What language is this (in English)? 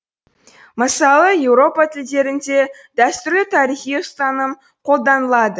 Kazakh